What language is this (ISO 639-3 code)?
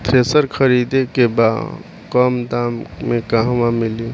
bho